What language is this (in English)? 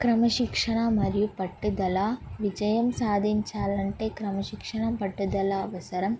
Telugu